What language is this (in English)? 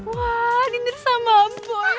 Indonesian